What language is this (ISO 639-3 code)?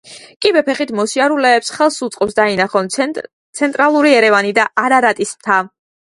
kat